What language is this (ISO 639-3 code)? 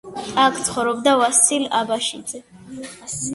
kat